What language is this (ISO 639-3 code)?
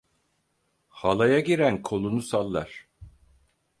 tur